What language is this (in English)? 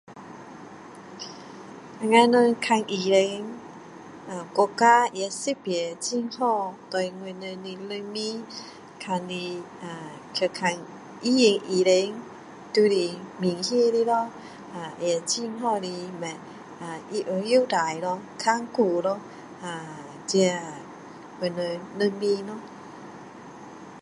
Min Dong Chinese